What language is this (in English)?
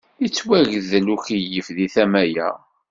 Kabyle